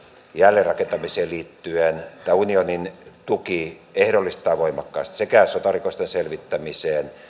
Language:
Finnish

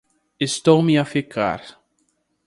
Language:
Portuguese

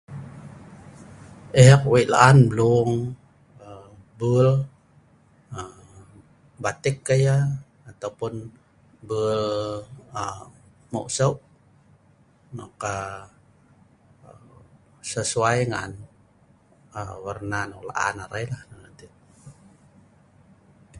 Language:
Sa'ban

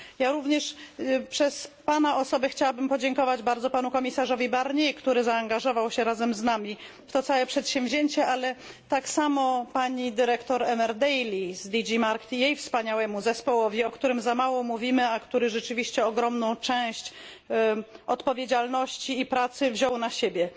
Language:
Polish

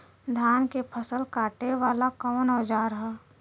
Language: Bhojpuri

